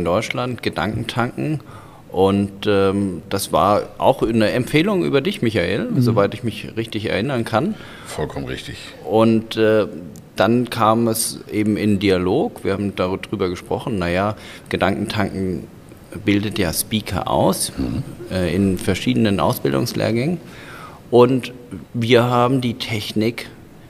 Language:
German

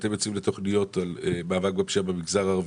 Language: Hebrew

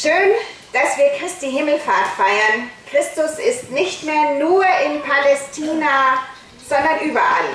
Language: German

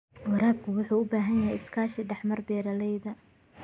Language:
Somali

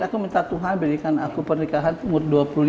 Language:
Indonesian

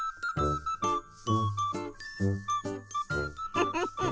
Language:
Japanese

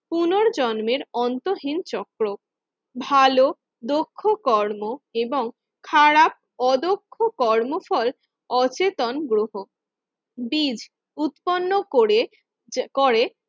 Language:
Bangla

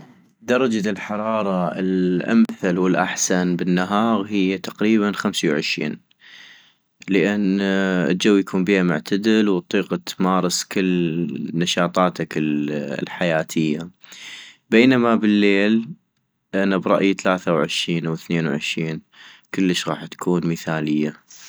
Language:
North Mesopotamian Arabic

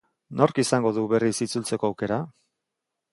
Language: Basque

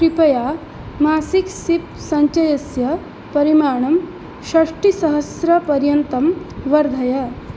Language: Sanskrit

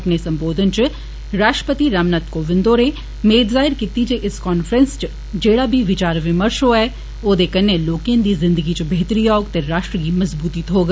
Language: Dogri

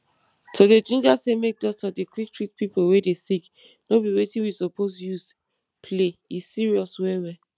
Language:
Nigerian Pidgin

